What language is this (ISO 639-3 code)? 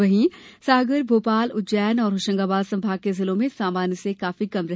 hin